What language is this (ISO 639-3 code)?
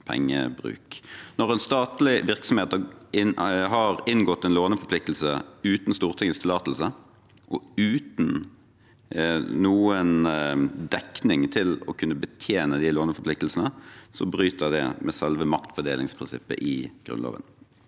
nor